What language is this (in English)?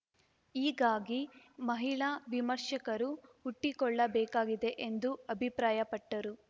Kannada